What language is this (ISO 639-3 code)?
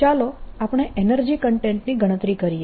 guj